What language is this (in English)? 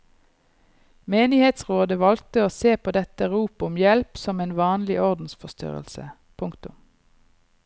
Norwegian